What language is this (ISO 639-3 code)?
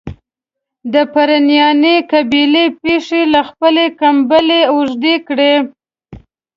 pus